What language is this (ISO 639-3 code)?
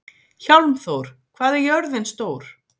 isl